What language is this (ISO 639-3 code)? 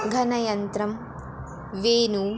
san